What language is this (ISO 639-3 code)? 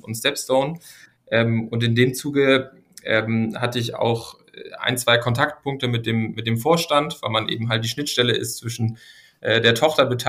deu